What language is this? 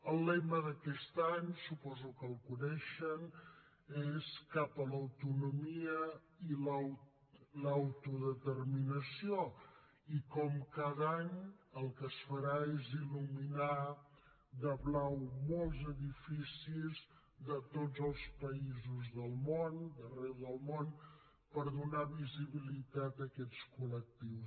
Catalan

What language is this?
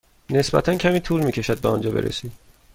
Persian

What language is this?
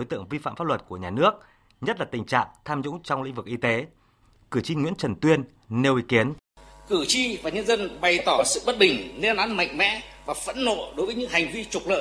Vietnamese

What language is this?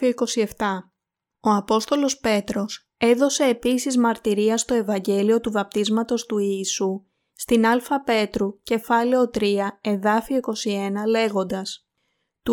Greek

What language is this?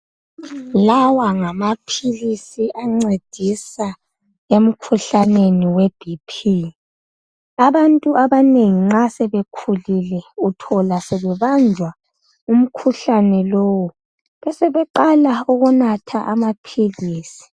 North Ndebele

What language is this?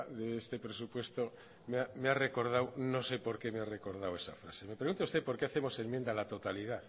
Spanish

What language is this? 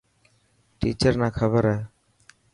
Dhatki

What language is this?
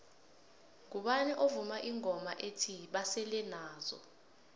South Ndebele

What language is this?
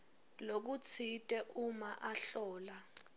Swati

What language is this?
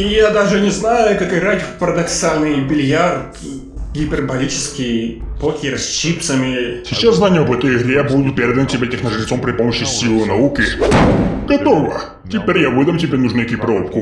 Russian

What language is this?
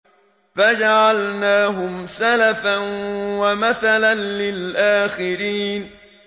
Arabic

